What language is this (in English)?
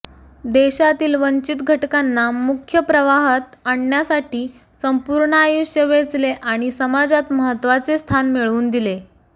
Marathi